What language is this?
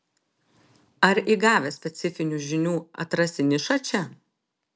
Lithuanian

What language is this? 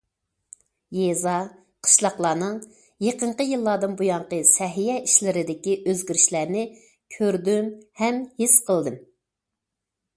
Uyghur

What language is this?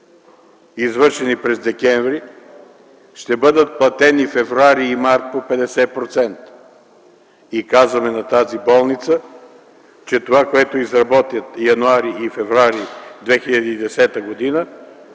Bulgarian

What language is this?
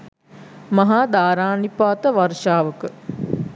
Sinhala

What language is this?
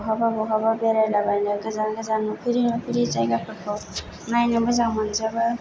Bodo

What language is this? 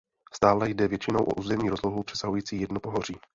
Czech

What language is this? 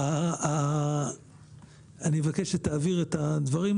Hebrew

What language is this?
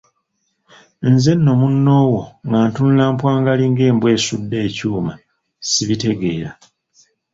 Ganda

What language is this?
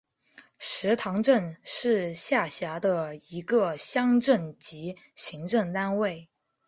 Chinese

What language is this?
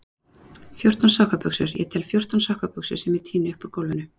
Icelandic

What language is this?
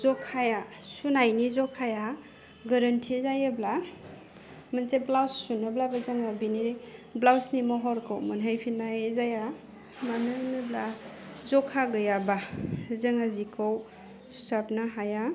Bodo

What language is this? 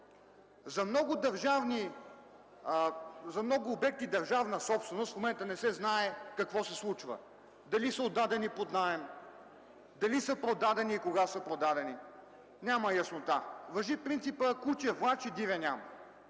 Bulgarian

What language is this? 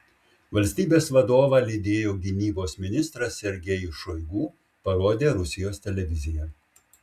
Lithuanian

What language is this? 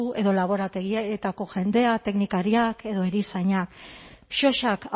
Basque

